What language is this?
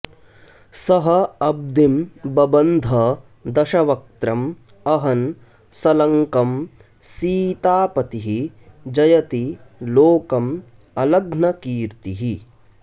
Sanskrit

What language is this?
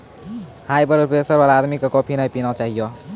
Maithili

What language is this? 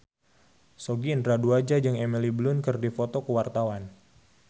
Sundanese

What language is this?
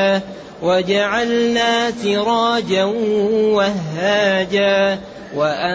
Arabic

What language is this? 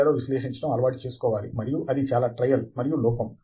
Telugu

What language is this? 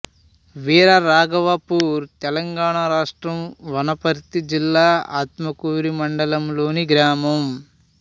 Telugu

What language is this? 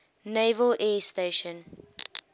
English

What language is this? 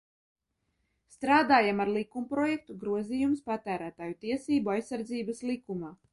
Latvian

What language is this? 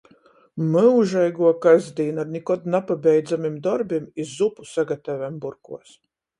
Latgalian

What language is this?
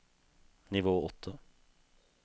Norwegian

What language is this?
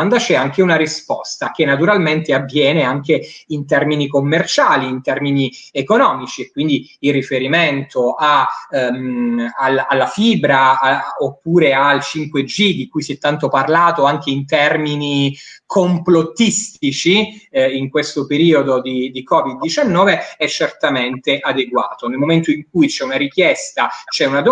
Italian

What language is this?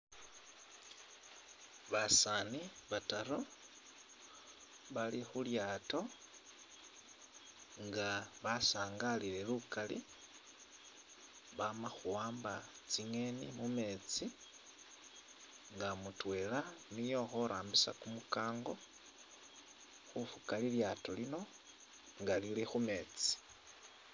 Masaaba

